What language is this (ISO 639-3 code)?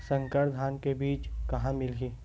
hne